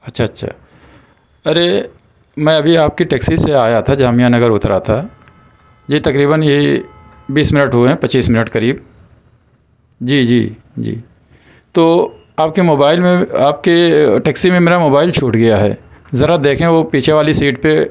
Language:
Urdu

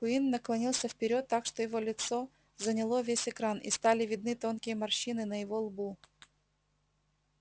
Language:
Russian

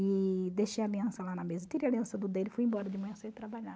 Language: Portuguese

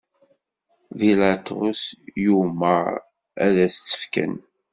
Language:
Kabyle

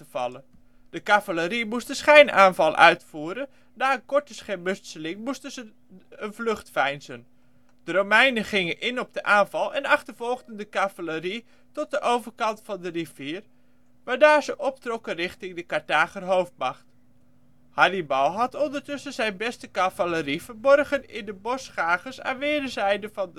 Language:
Dutch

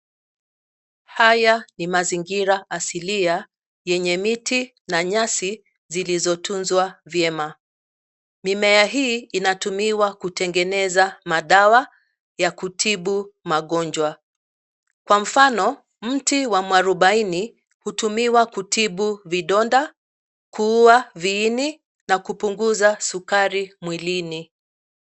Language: Swahili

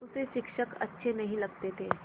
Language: Hindi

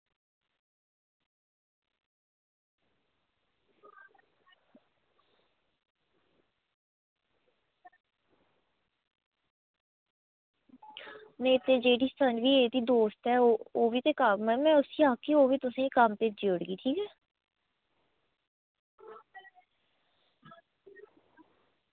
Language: Dogri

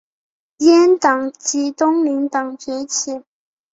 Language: Chinese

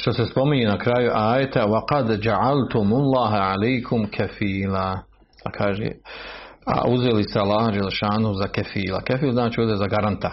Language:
Croatian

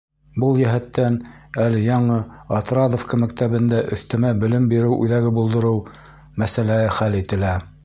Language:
Bashkir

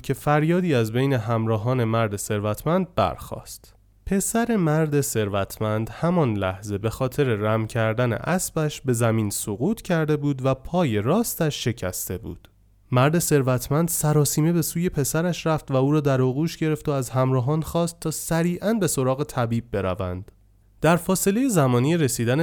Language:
Persian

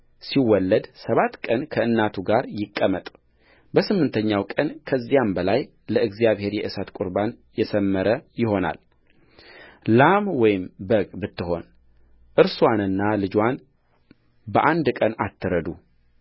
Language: Amharic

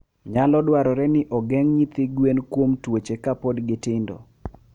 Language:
Luo (Kenya and Tanzania)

